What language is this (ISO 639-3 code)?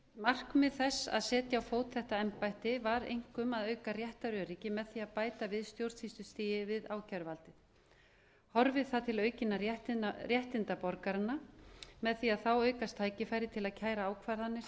isl